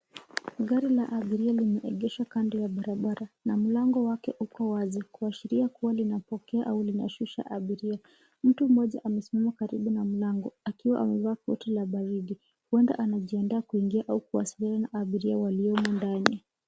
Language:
Swahili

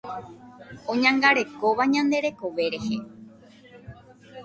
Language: Guarani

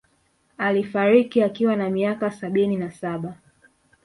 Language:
Swahili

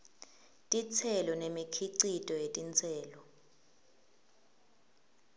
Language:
Swati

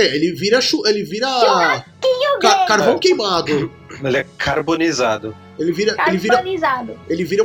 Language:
Portuguese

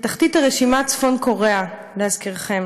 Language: Hebrew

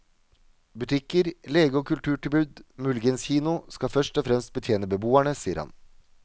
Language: Norwegian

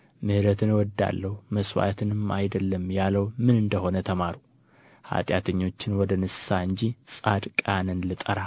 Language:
Amharic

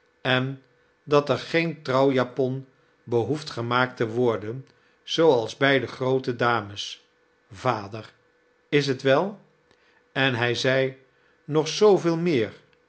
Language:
Dutch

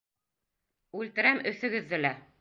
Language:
Bashkir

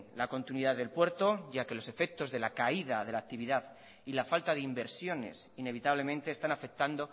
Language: Spanish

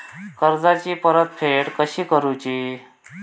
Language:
Marathi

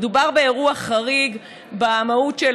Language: Hebrew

